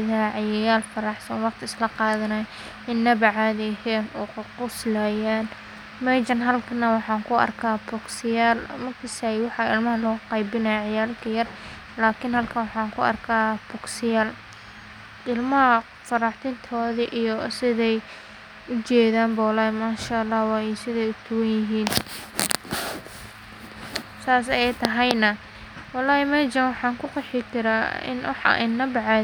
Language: Somali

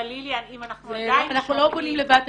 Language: Hebrew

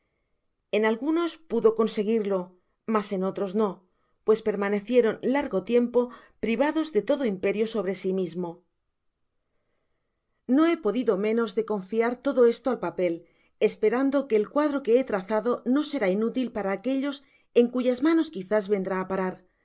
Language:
Spanish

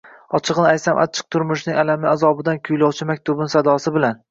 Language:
Uzbek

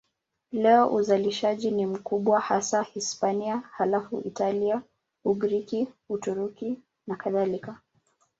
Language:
Swahili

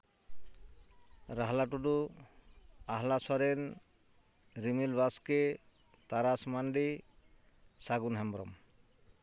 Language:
Santali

